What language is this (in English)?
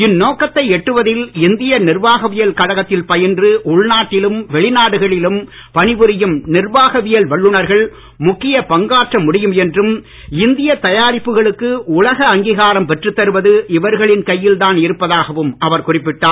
Tamil